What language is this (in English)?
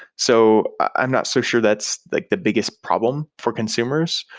English